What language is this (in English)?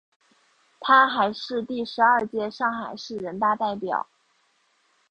Chinese